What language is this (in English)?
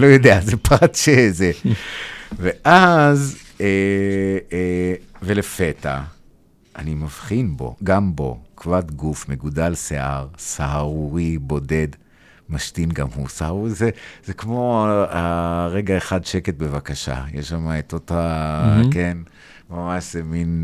Hebrew